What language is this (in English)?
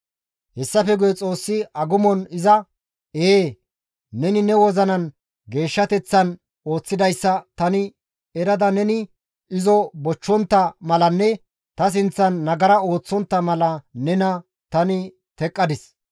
Gamo